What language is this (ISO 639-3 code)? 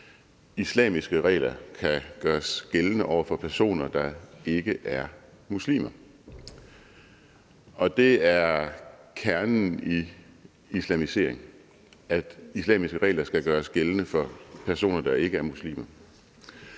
dan